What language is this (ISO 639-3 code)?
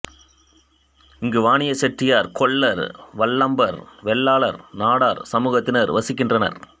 tam